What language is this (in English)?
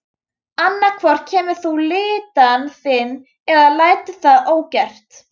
Icelandic